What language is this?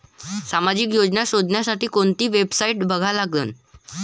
Marathi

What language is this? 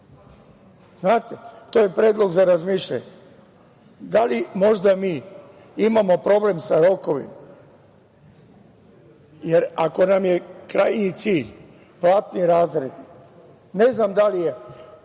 Serbian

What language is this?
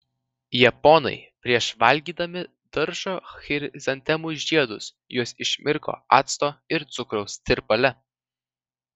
Lithuanian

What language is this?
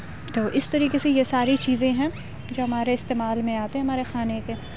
Urdu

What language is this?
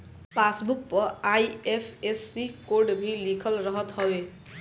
Bhojpuri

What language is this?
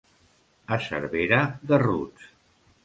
Catalan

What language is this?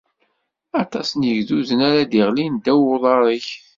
Kabyle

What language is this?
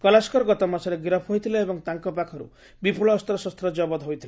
Odia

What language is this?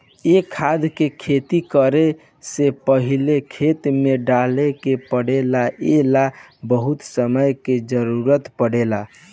Bhojpuri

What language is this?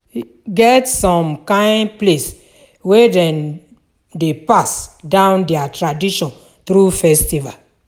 Nigerian Pidgin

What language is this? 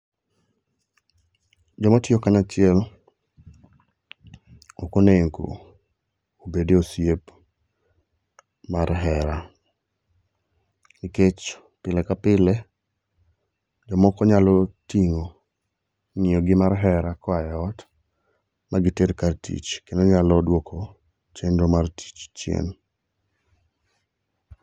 Luo (Kenya and Tanzania)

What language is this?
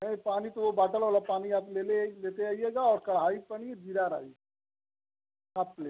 Hindi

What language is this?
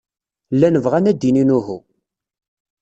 Kabyle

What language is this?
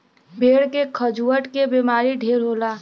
Bhojpuri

